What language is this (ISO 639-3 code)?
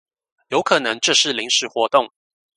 zho